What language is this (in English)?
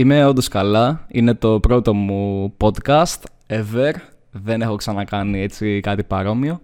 Greek